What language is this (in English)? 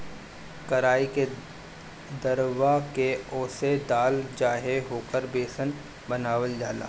Bhojpuri